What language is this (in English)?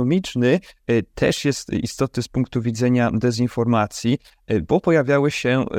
Polish